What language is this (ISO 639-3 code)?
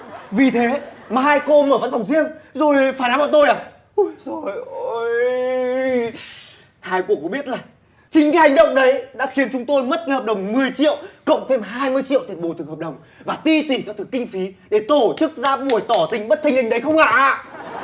vie